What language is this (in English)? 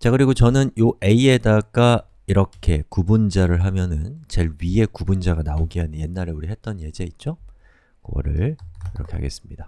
Korean